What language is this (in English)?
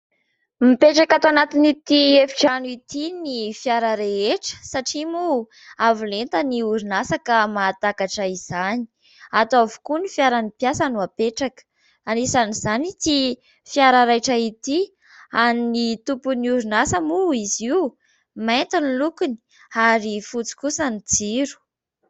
Malagasy